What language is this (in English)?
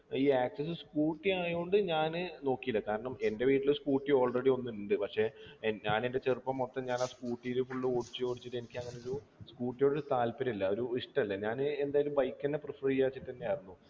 Malayalam